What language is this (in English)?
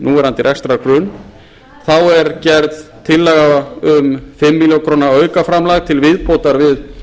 Icelandic